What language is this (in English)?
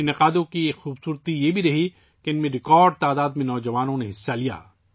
Urdu